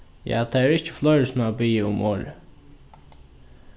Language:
Faroese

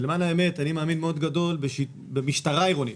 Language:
Hebrew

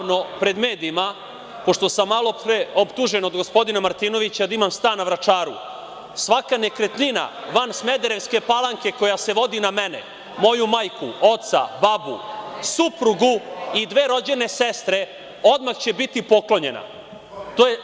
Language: Serbian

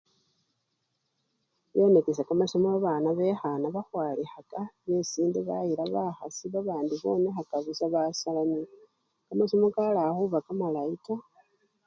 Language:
Luyia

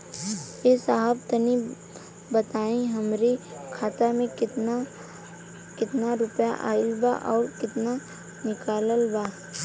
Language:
Bhojpuri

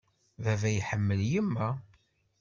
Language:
Kabyle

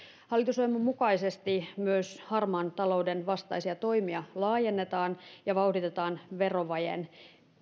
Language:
Finnish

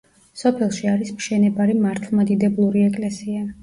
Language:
Georgian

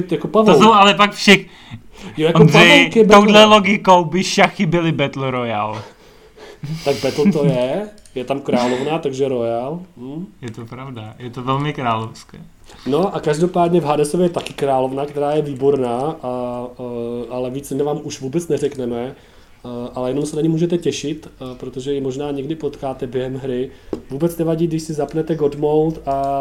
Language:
Czech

